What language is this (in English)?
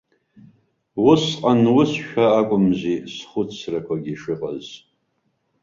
Abkhazian